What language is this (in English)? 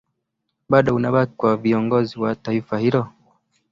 Swahili